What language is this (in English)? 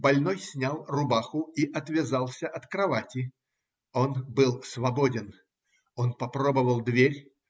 Russian